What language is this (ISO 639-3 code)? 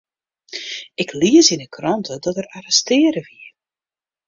fry